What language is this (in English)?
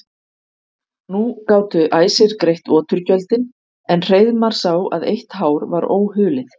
Icelandic